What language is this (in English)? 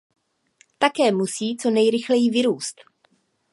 Czech